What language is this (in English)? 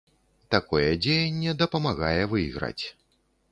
Belarusian